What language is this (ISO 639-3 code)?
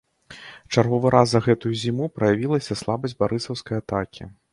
bel